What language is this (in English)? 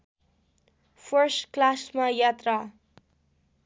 Nepali